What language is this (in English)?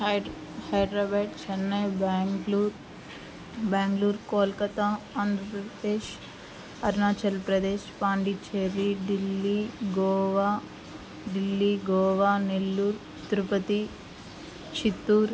Telugu